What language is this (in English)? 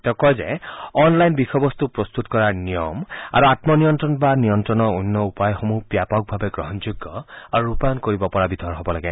Assamese